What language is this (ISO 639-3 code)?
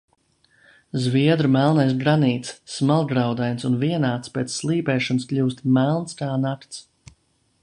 lav